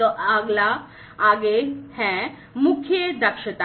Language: Hindi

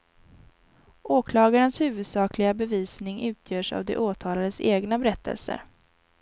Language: Swedish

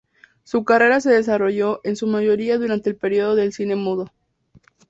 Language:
Spanish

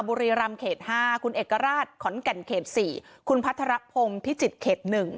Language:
Thai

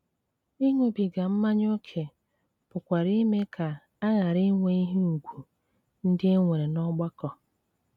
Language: Igbo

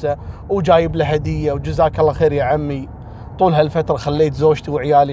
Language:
Arabic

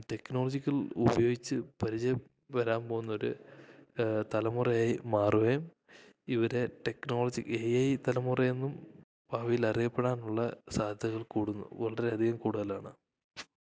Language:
Malayalam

